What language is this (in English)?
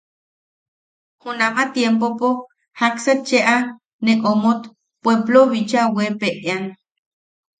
Yaqui